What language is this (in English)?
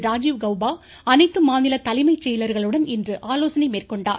Tamil